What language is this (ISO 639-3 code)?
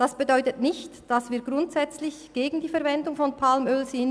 gsw